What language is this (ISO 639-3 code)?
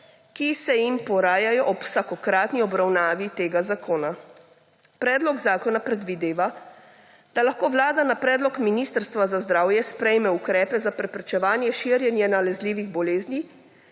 slv